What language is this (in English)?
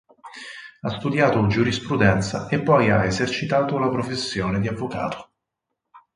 Italian